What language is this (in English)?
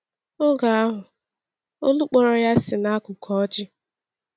Igbo